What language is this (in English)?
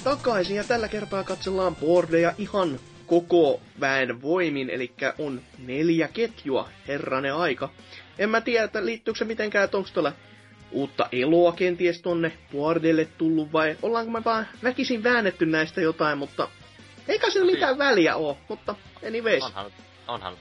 Finnish